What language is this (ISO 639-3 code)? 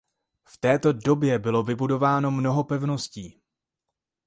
ces